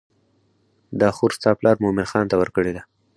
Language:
Pashto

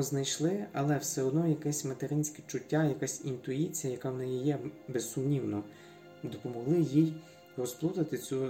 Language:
Ukrainian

